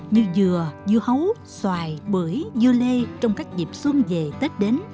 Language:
Vietnamese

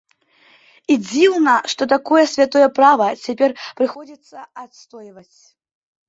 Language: Belarusian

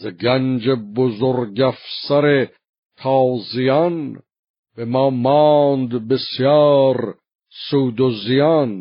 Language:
Persian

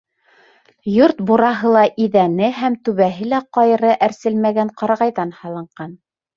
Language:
Bashkir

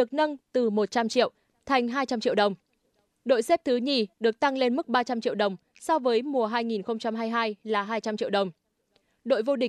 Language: Vietnamese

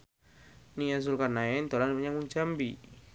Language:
Javanese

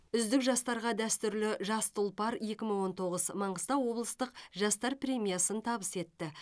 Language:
Kazakh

